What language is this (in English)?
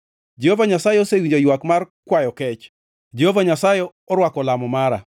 Luo (Kenya and Tanzania)